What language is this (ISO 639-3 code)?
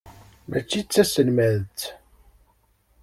kab